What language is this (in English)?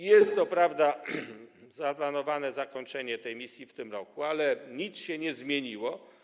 Polish